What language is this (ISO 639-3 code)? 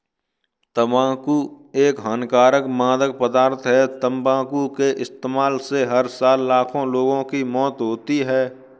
hin